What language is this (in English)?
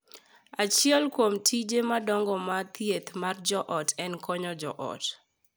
Luo (Kenya and Tanzania)